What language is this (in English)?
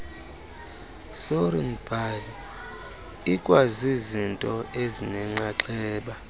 Xhosa